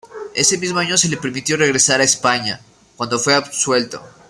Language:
Spanish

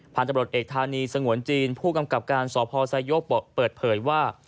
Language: Thai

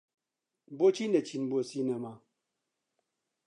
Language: Central Kurdish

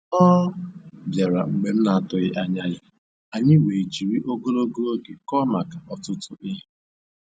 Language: Igbo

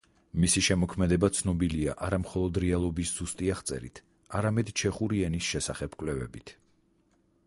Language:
Georgian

